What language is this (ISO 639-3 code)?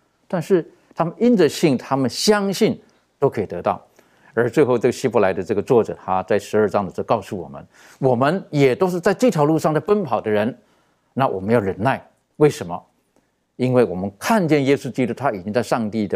zho